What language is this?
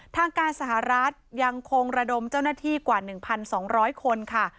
Thai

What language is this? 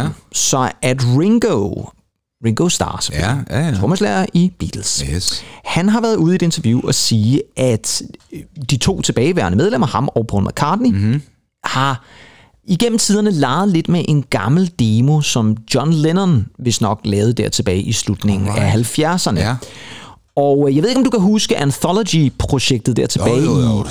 Danish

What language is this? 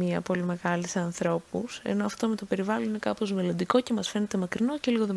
Greek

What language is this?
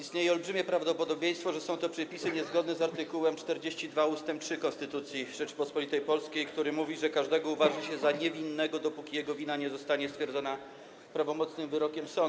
Polish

